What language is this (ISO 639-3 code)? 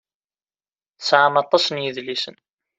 kab